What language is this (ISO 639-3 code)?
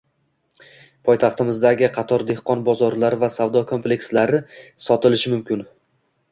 uzb